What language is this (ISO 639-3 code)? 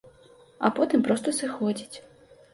bel